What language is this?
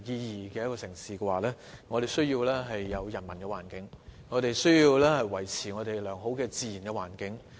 Cantonese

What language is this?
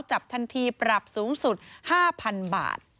Thai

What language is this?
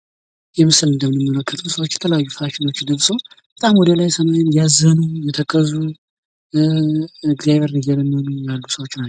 Amharic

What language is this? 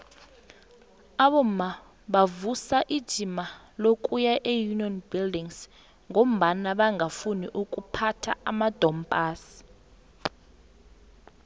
South Ndebele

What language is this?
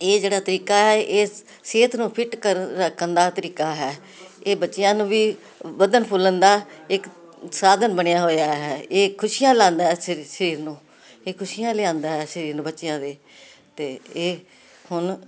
Punjabi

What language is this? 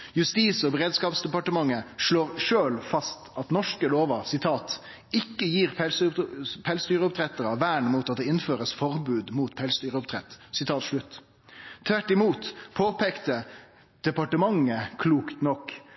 Norwegian Nynorsk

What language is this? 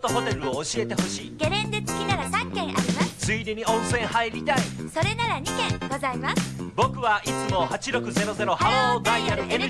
Japanese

